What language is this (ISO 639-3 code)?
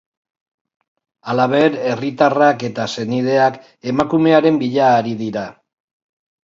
eus